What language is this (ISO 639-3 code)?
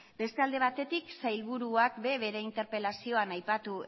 eus